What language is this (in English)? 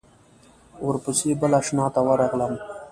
Pashto